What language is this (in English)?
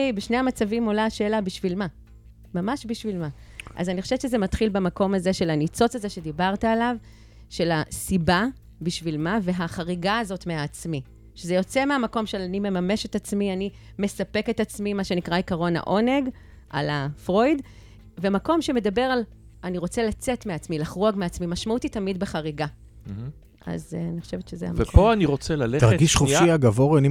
Hebrew